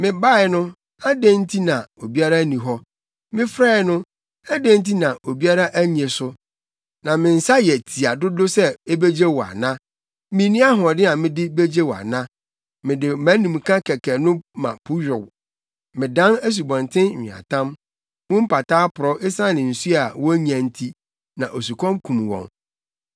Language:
Akan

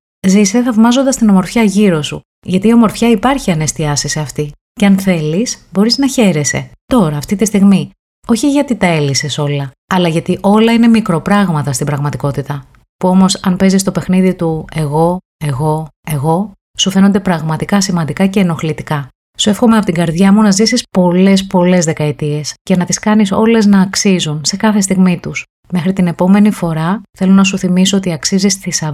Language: Greek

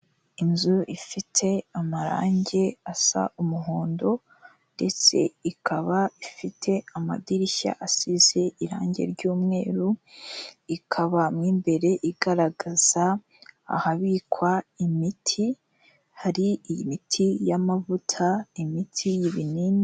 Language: Kinyarwanda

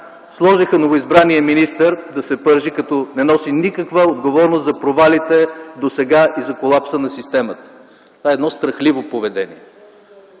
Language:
Bulgarian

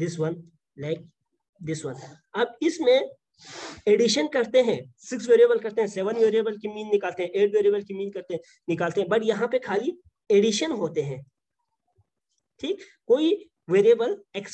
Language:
Hindi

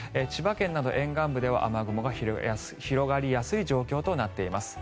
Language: Japanese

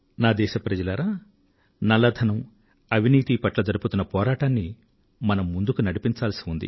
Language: Telugu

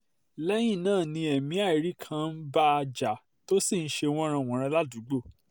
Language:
Yoruba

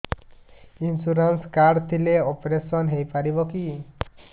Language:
Odia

